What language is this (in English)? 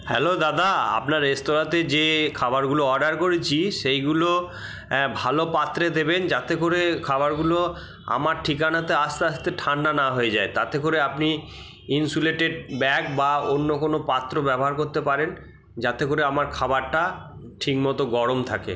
Bangla